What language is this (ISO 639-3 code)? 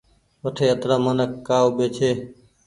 gig